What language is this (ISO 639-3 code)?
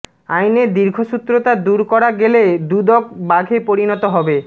ben